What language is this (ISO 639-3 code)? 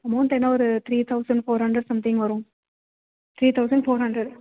tam